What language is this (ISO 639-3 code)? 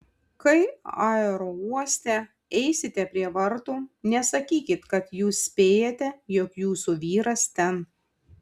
lit